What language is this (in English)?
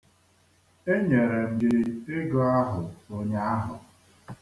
Igbo